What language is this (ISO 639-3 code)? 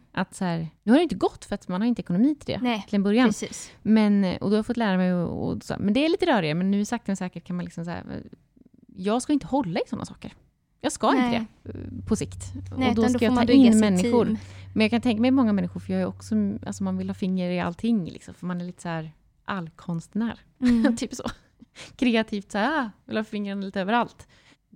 swe